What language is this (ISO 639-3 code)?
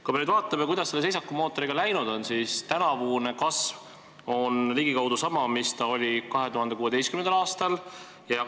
est